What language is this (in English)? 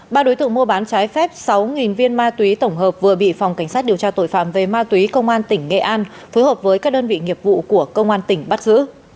Vietnamese